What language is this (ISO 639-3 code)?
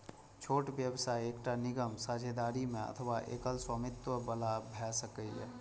mai